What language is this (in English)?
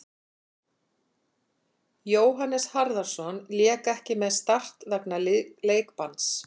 Icelandic